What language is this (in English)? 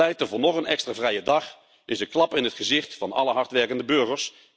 Dutch